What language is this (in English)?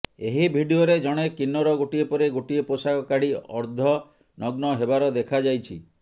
Odia